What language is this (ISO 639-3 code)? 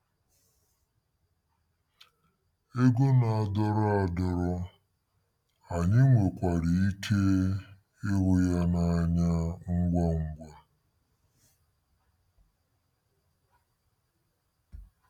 ibo